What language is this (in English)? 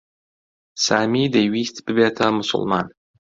Central Kurdish